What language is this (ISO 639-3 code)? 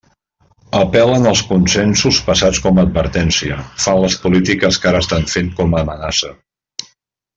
cat